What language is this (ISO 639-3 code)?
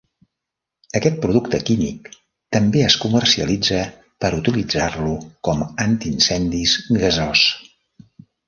cat